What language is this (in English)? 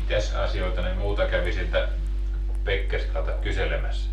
Finnish